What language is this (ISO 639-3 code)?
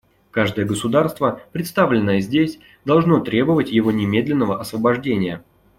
rus